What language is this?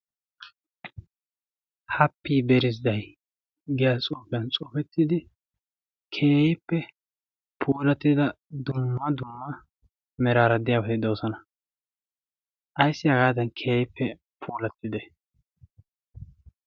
Wolaytta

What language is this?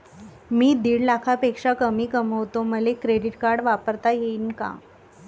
Marathi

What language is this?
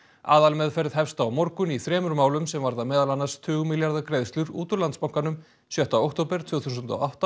Icelandic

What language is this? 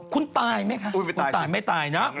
Thai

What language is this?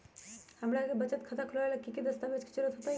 Magahi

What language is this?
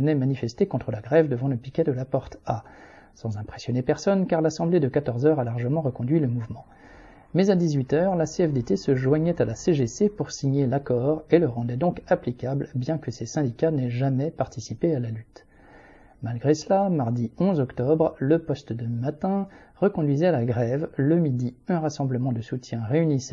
French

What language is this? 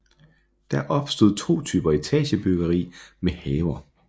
Danish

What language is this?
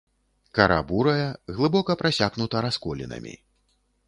Belarusian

